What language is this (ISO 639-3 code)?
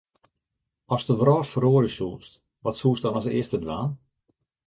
fry